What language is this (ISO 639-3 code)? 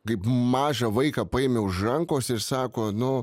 lit